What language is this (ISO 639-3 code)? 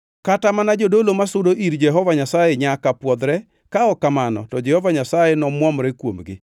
luo